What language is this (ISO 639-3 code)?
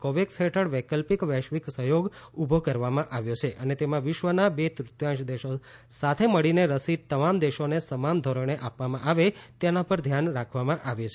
guj